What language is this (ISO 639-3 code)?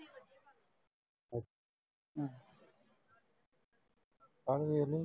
pan